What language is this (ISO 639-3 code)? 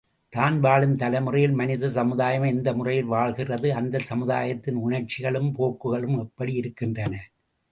tam